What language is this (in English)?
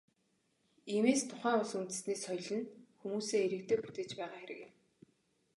Mongolian